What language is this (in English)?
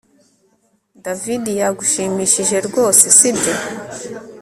Kinyarwanda